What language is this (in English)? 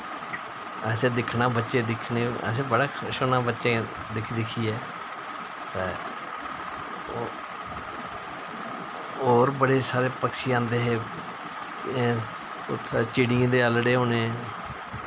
Dogri